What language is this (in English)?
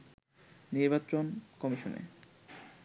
Bangla